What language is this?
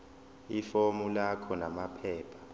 Zulu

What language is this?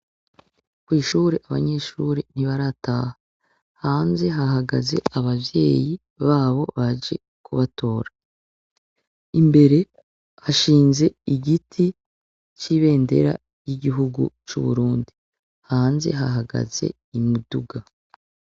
Rundi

